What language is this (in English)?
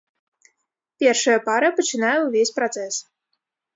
Belarusian